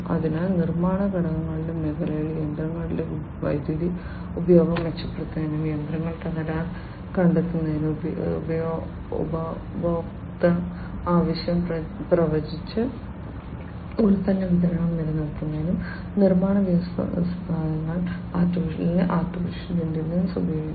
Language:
Malayalam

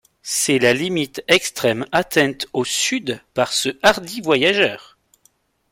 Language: French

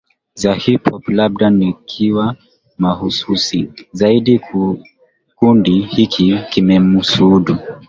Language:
Swahili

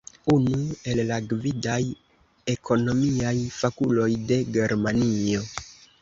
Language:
Esperanto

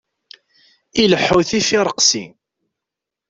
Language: Kabyle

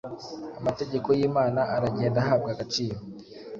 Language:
Kinyarwanda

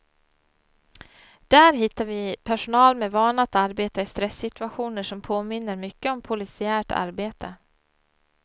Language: Swedish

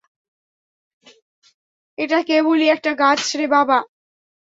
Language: Bangla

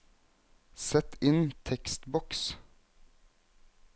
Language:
Norwegian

